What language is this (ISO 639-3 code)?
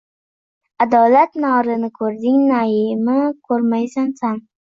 uzb